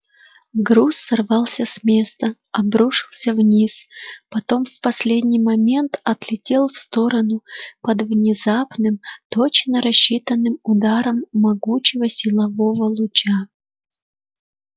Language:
Russian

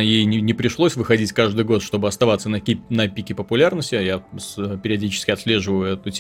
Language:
Russian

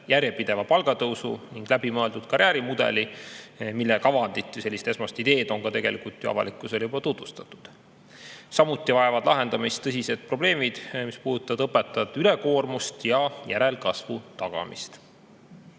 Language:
Estonian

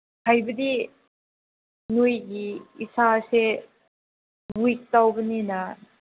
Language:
Manipuri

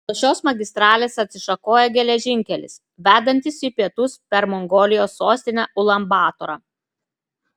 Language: Lithuanian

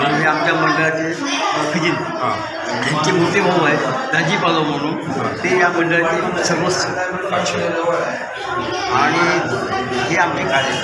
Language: Marathi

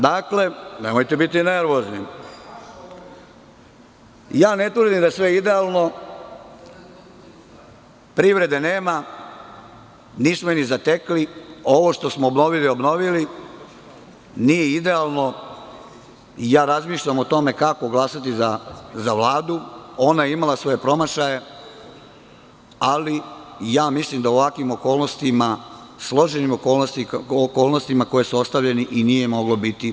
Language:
Serbian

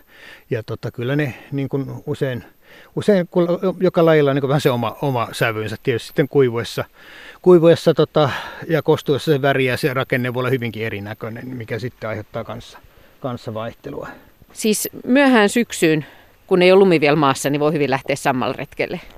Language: Finnish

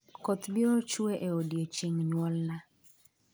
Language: Luo (Kenya and Tanzania)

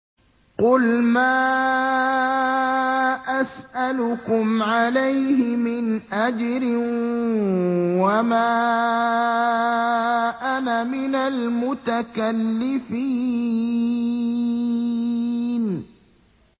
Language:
Arabic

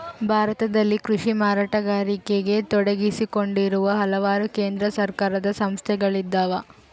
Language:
Kannada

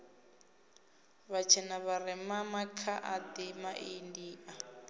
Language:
Venda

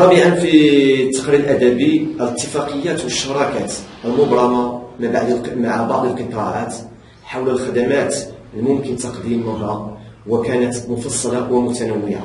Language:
Arabic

